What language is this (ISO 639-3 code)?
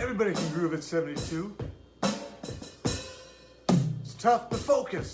eng